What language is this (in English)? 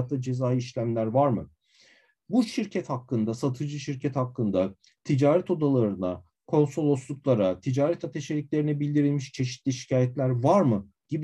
Turkish